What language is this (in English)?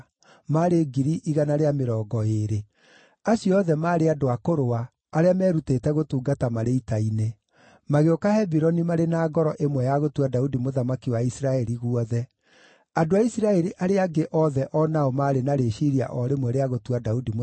Kikuyu